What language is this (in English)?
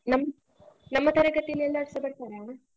Kannada